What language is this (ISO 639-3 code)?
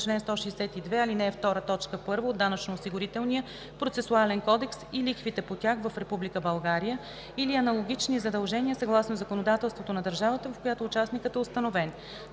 bul